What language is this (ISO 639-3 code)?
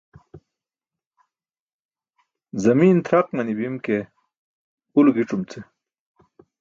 bsk